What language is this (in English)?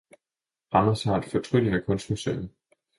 Danish